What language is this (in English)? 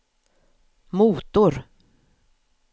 Swedish